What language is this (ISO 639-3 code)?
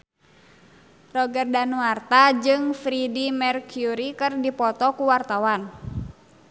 sun